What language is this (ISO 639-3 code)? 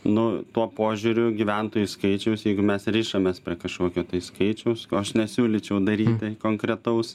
lit